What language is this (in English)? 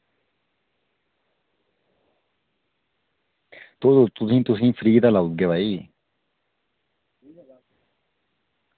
Dogri